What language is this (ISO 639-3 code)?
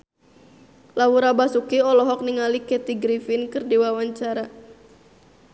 sun